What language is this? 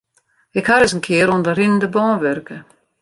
Western Frisian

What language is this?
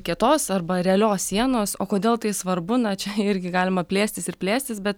Lithuanian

